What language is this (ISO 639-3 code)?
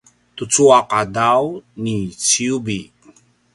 pwn